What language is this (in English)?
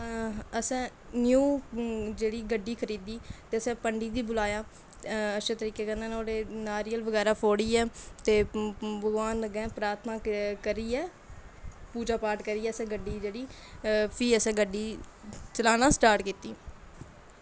Dogri